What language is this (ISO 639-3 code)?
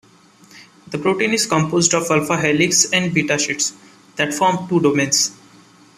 eng